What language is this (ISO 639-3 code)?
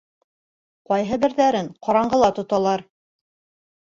bak